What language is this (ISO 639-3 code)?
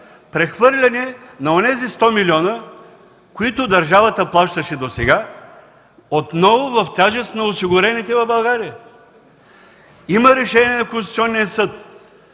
bul